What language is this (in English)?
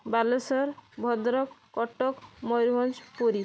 Odia